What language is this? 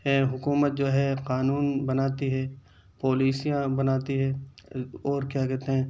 Urdu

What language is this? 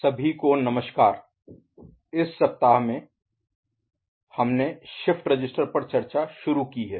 Hindi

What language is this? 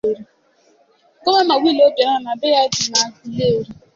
Igbo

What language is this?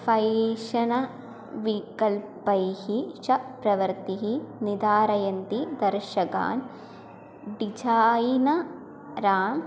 Sanskrit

